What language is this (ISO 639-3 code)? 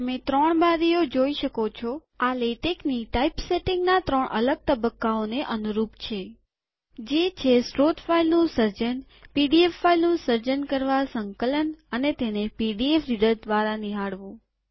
guj